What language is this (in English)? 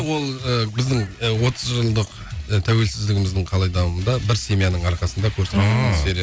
Kazakh